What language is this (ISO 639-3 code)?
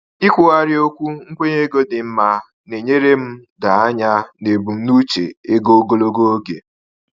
ibo